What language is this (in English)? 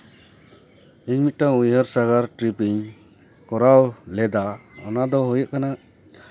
Santali